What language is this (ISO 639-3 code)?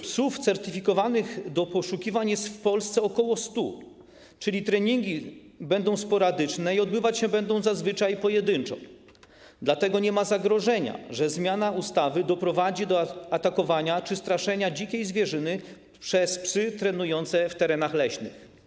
pol